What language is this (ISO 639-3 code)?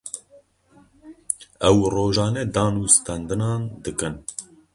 kur